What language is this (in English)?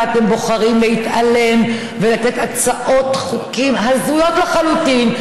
Hebrew